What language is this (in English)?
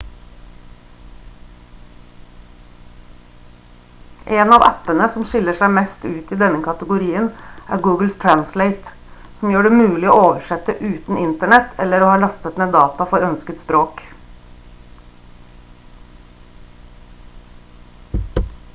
Norwegian Bokmål